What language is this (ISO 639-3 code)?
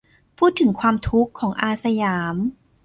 tha